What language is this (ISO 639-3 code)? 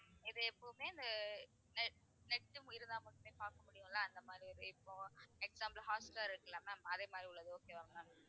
tam